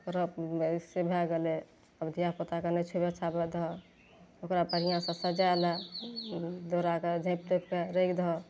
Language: Maithili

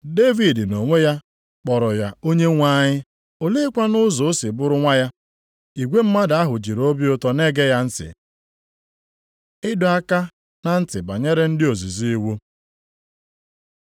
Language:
Igbo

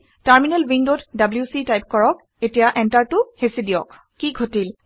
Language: Assamese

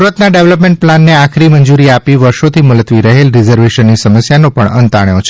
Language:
Gujarati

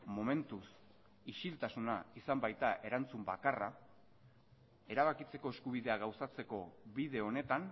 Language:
Basque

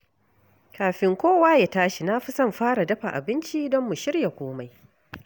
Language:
Hausa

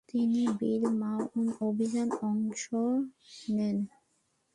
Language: Bangla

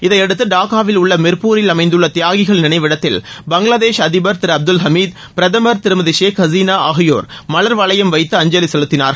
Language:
Tamil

